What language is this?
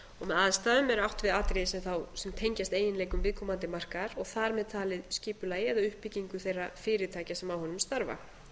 Icelandic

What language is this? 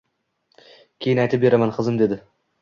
Uzbek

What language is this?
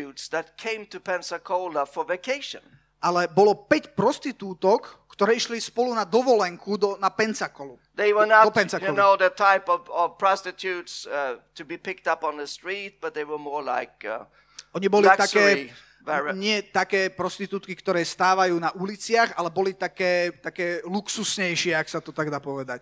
Slovak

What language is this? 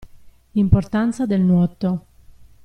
Italian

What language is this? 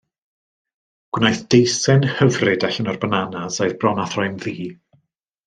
Welsh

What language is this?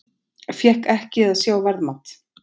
Icelandic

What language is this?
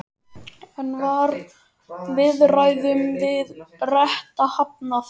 Icelandic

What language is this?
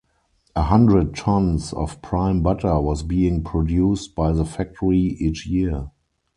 English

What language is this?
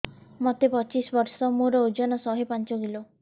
Odia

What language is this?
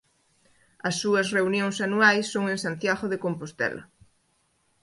Galician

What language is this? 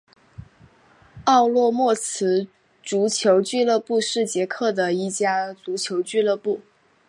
Chinese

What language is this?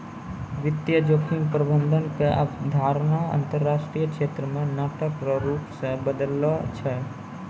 Maithili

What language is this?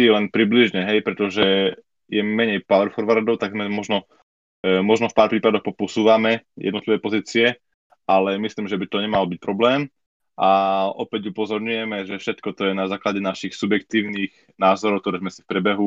Slovak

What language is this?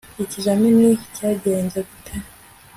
Kinyarwanda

